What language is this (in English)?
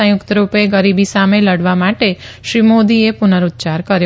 Gujarati